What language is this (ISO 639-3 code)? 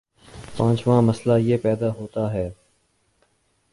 urd